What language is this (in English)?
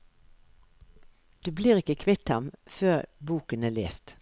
Norwegian